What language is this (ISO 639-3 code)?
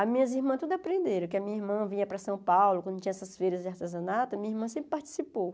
por